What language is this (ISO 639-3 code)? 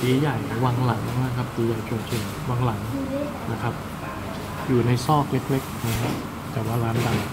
tha